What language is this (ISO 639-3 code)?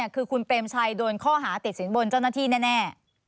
tha